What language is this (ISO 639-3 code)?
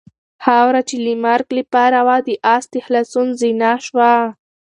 pus